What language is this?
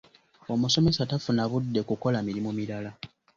Ganda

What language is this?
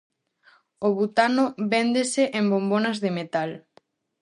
Galician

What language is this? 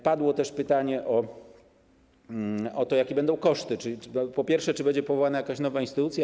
Polish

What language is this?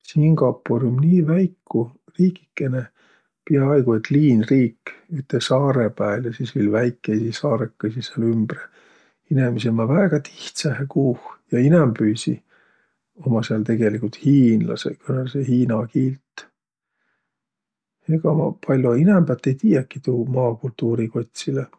Võro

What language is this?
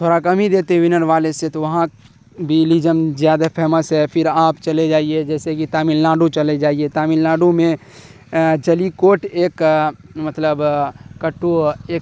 Urdu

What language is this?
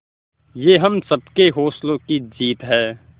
Hindi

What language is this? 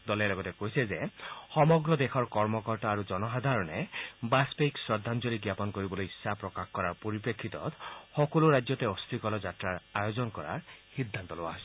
Assamese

